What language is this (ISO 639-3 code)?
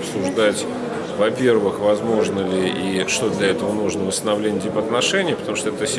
rus